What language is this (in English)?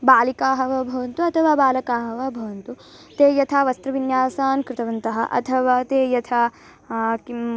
Sanskrit